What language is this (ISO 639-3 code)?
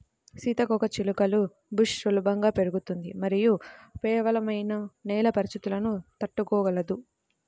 tel